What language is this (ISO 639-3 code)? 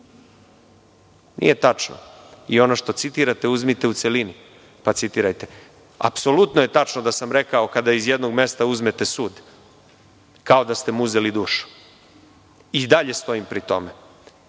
srp